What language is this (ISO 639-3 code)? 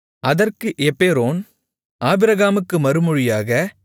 tam